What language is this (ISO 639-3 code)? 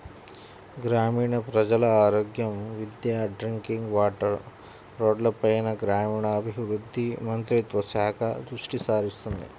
tel